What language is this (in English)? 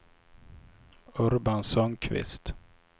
Swedish